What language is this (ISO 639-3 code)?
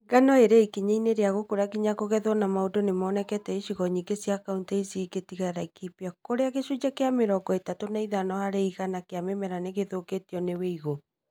kik